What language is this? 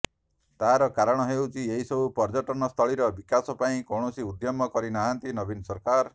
Odia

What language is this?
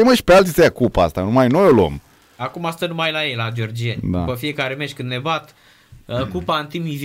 Romanian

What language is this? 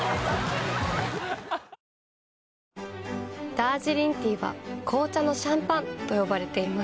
Japanese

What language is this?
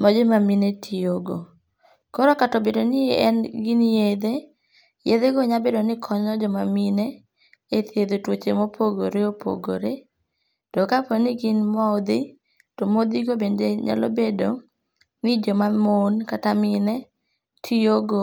Luo (Kenya and Tanzania)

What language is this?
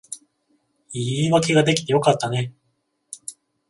Japanese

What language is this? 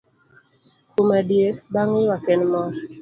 Luo (Kenya and Tanzania)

